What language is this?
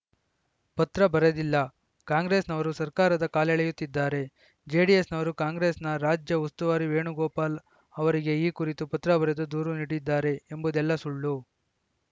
Kannada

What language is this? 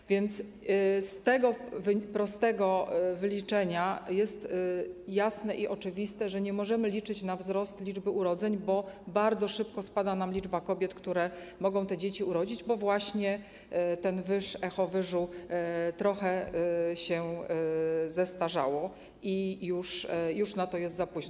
Polish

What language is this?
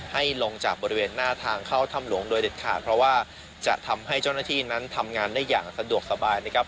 Thai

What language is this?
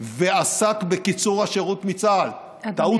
Hebrew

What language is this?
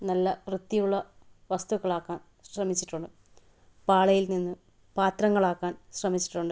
Malayalam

